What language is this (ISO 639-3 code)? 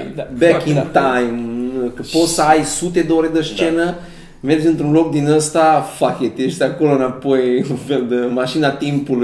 ron